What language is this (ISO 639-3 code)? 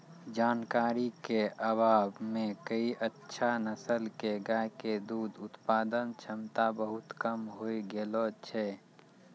mai